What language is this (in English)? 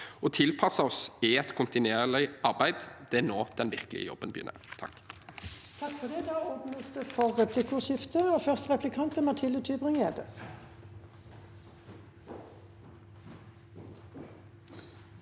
Norwegian